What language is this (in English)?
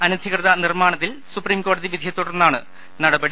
Malayalam